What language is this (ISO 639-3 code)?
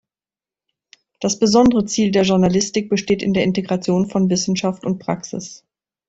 deu